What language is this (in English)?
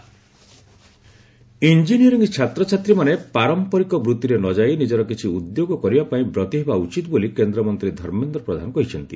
Odia